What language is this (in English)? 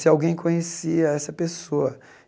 Portuguese